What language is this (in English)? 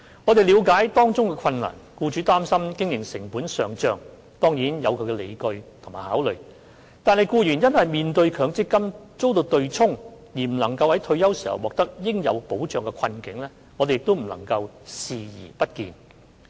Cantonese